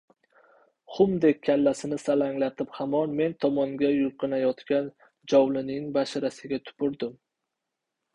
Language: Uzbek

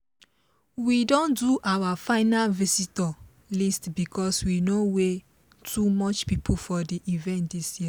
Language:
Nigerian Pidgin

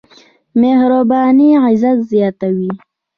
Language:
Pashto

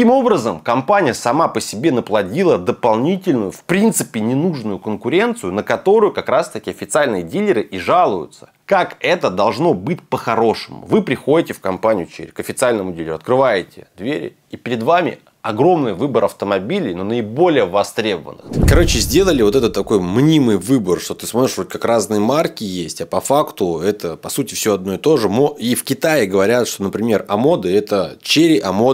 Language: Russian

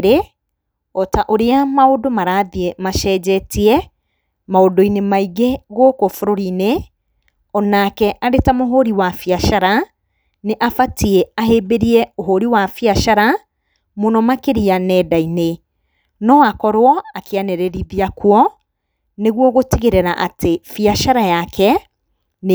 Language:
Kikuyu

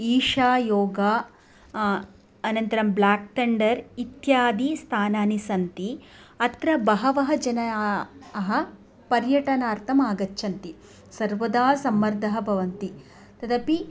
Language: Sanskrit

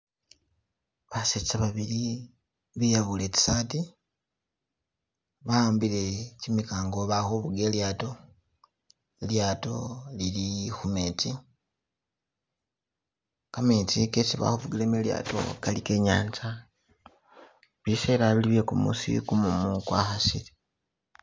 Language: Masaaba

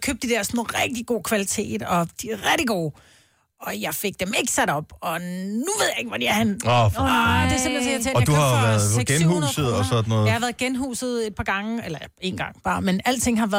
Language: Danish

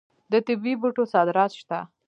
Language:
Pashto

